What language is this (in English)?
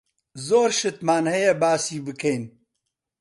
Central Kurdish